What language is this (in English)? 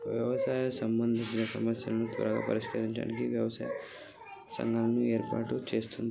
Telugu